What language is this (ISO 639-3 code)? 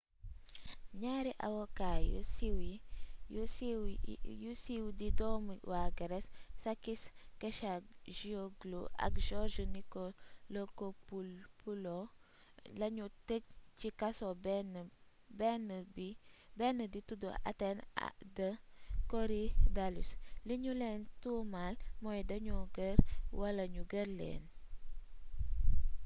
wol